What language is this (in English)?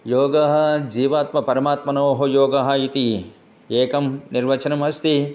Sanskrit